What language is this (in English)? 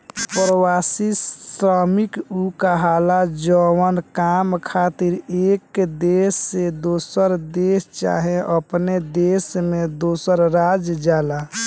Bhojpuri